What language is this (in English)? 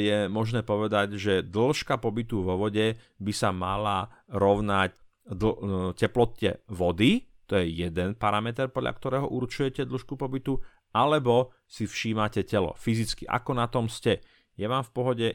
Slovak